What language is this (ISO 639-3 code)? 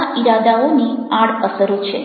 guj